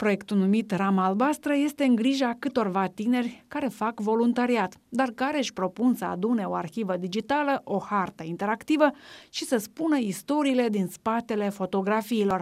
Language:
Romanian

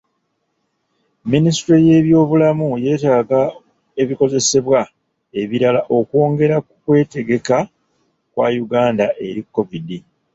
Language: Ganda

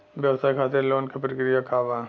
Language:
Bhojpuri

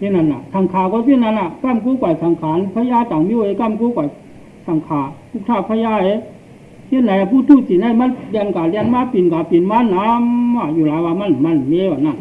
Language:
Thai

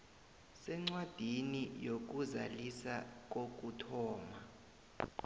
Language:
South Ndebele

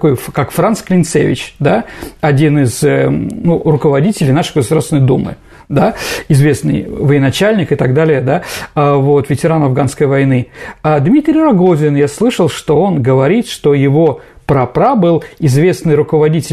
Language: Russian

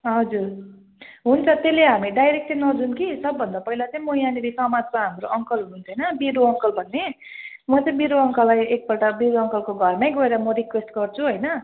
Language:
Nepali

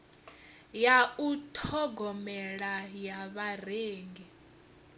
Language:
Venda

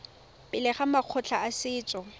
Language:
Tswana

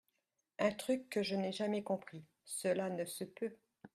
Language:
French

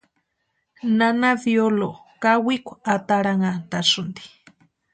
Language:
Western Highland Purepecha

